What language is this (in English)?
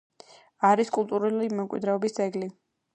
Georgian